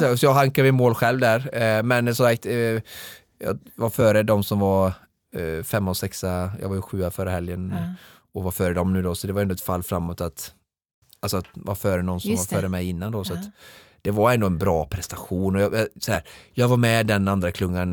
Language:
Swedish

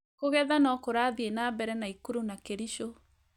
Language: Kikuyu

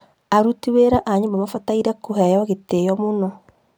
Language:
Kikuyu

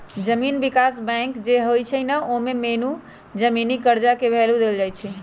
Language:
Magahi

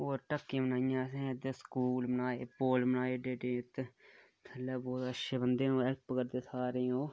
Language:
Dogri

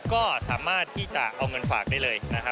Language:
Thai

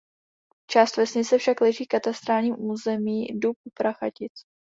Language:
Czech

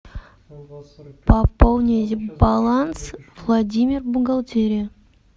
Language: Russian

